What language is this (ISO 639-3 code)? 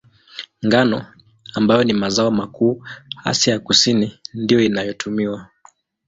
swa